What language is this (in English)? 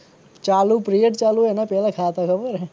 Gujarati